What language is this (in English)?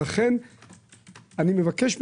Hebrew